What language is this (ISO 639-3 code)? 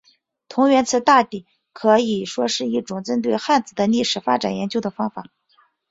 zho